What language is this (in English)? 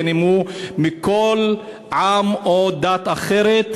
Hebrew